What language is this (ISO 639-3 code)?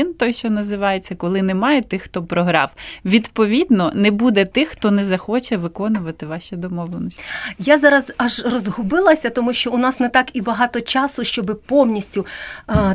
ukr